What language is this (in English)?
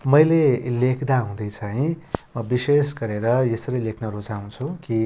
Nepali